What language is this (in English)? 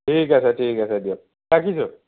Assamese